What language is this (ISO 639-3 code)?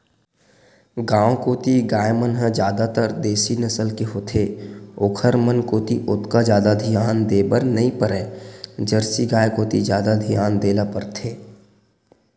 hne